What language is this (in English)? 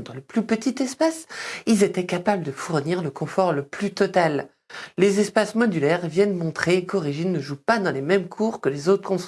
French